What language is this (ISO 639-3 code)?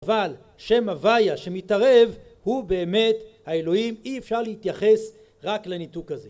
heb